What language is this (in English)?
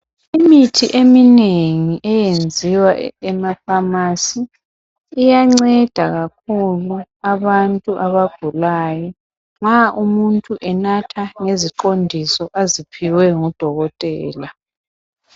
North Ndebele